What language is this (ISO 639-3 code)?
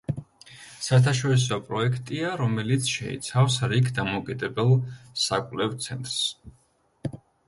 kat